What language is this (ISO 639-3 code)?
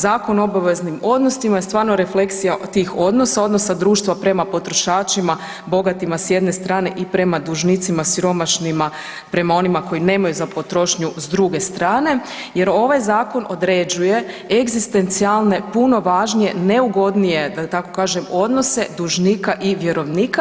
hrv